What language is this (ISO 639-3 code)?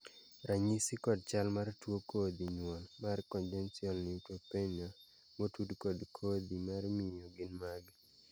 luo